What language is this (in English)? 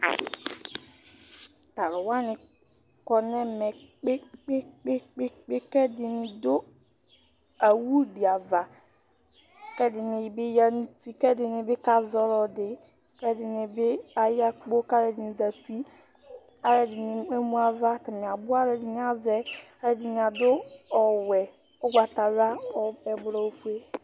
Ikposo